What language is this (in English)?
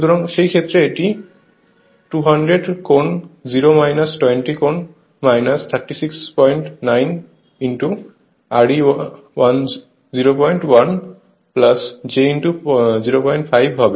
Bangla